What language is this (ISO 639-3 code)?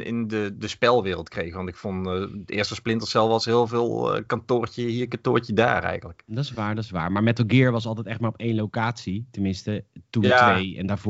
nld